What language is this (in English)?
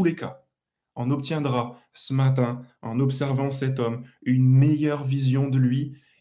French